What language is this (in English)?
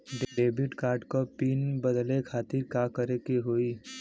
Bhojpuri